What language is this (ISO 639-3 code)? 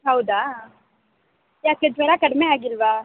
kan